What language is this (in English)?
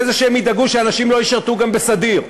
Hebrew